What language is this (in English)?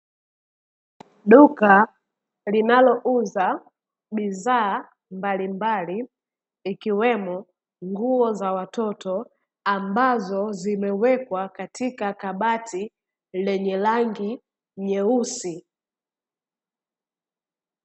Swahili